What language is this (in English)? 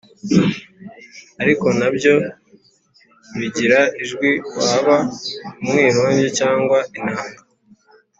Kinyarwanda